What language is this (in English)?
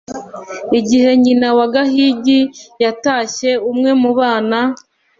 Kinyarwanda